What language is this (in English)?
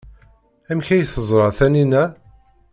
Kabyle